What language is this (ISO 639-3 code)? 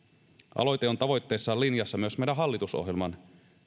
fin